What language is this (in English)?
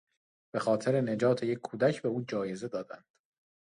Persian